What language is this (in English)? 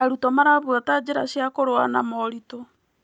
Kikuyu